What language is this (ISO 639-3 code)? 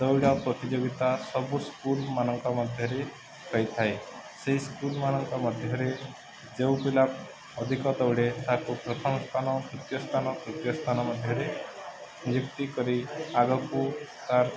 ori